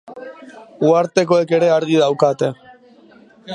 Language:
Basque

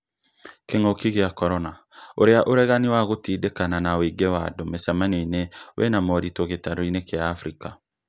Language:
Kikuyu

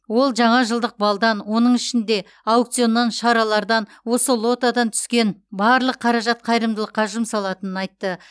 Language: Kazakh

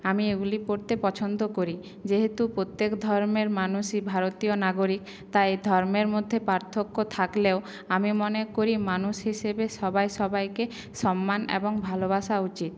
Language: Bangla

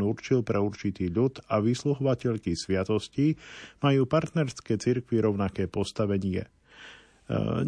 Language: Slovak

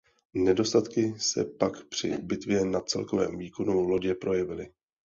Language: Czech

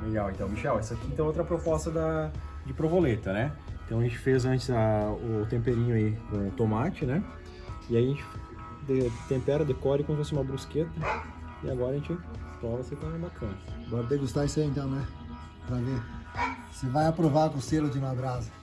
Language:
Portuguese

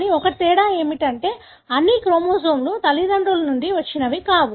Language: Telugu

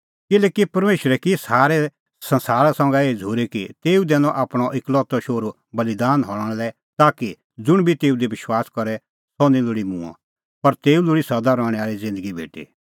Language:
Kullu Pahari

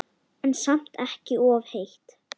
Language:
Icelandic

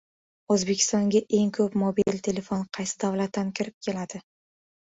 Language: Uzbek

